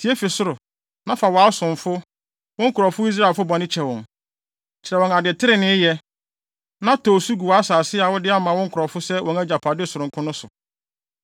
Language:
Akan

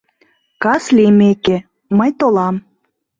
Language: Mari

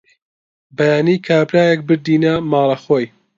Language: Central Kurdish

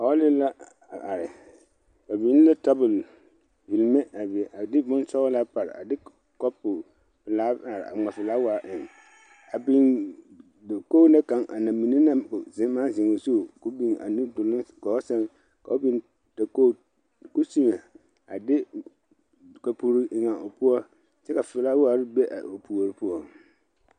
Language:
Southern Dagaare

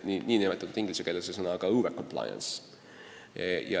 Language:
Estonian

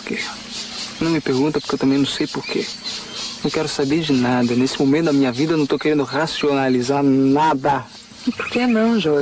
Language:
Portuguese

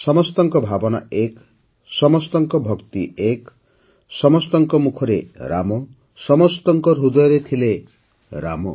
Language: Odia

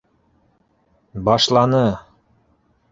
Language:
Bashkir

